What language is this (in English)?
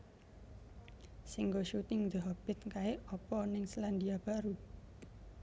Javanese